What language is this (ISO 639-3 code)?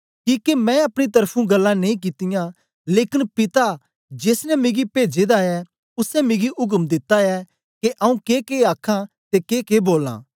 doi